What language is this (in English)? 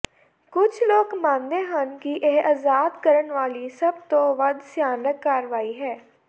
Punjabi